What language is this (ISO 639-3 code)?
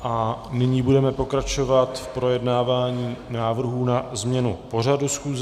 ces